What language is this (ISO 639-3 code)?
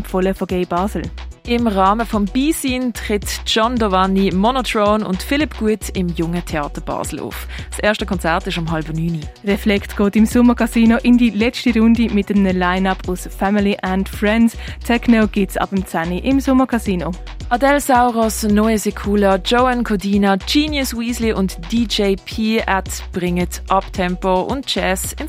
deu